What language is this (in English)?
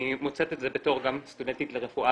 Hebrew